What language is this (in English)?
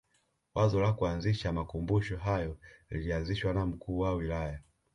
Swahili